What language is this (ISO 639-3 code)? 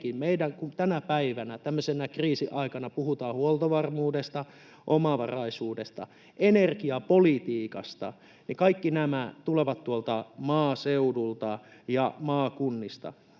fin